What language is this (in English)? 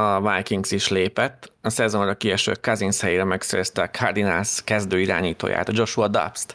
Hungarian